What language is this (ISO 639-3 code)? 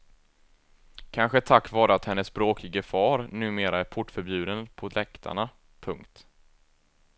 swe